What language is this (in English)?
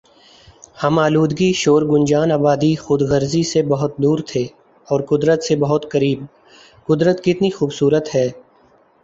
Urdu